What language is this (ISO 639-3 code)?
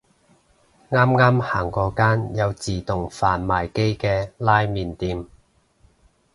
yue